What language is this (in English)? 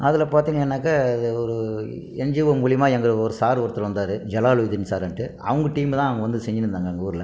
Tamil